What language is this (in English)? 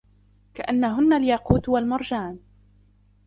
Arabic